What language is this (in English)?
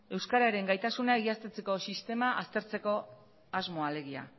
Basque